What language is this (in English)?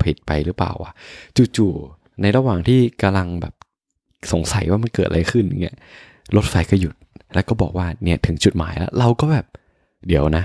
Thai